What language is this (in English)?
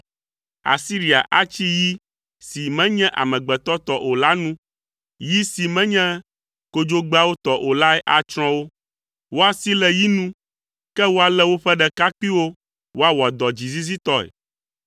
Ewe